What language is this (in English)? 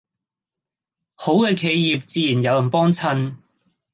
Cantonese